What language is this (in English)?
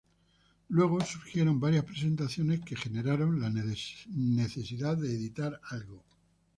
Spanish